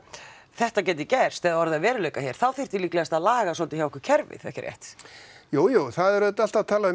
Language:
Icelandic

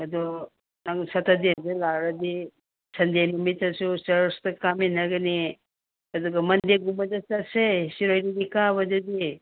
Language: Manipuri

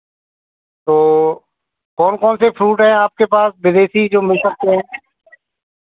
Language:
Hindi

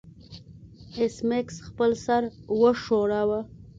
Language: Pashto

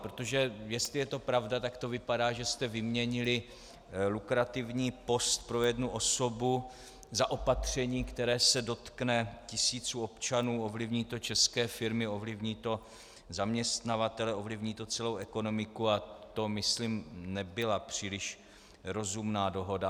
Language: Czech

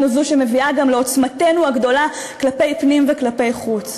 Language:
Hebrew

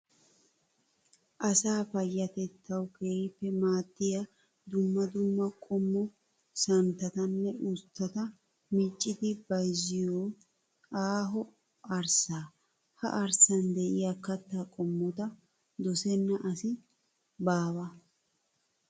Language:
Wolaytta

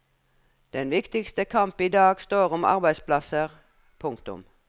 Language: Norwegian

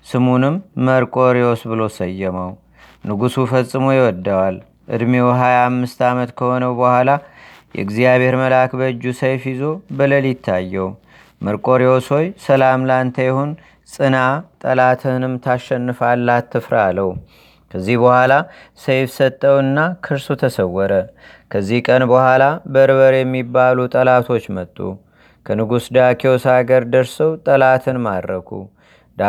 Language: Amharic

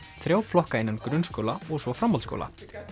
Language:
Icelandic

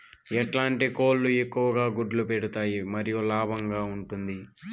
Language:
Telugu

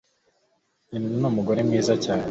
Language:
Kinyarwanda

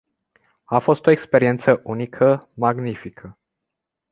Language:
Romanian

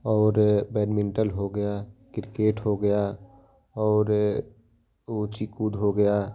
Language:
Hindi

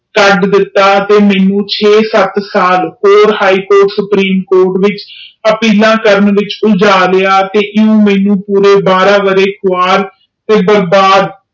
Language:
Punjabi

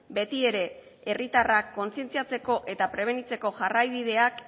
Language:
Basque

